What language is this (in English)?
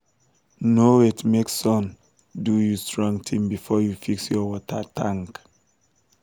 Nigerian Pidgin